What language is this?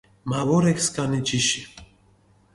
Mingrelian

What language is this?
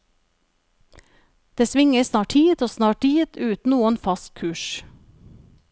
Norwegian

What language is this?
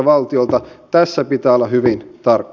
Finnish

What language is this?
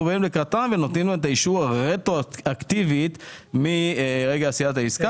Hebrew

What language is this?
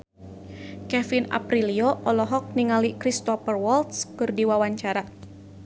Sundanese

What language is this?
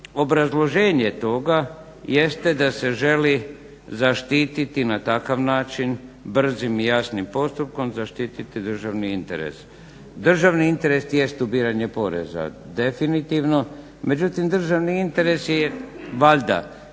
Croatian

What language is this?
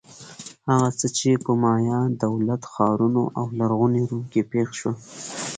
Pashto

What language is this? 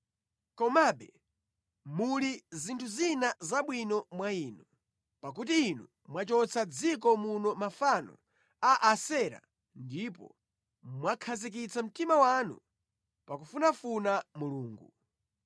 Nyanja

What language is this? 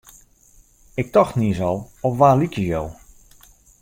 Western Frisian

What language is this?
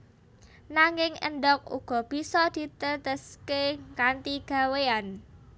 Javanese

